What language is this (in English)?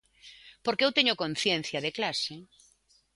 Galician